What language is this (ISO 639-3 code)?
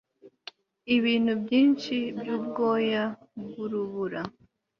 kin